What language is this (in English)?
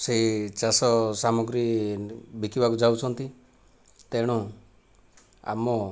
Odia